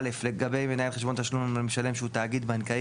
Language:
Hebrew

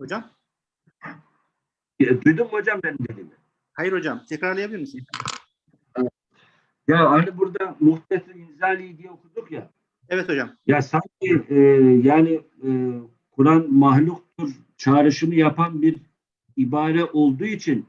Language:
Turkish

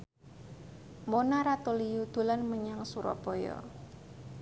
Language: Javanese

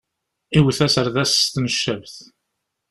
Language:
Kabyle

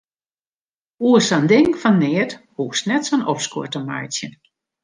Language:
Western Frisian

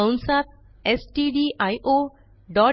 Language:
Marathi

